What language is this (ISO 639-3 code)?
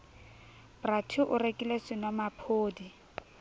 sot